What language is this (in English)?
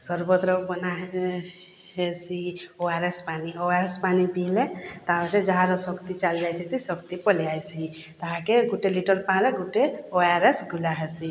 Odia